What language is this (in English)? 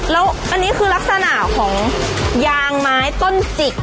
Thai